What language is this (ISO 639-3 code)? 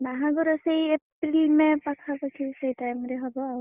ori